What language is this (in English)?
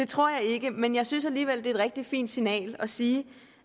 Danish